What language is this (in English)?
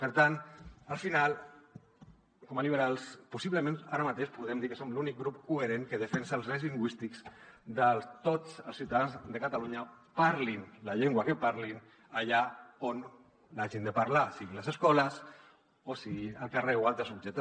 Catalan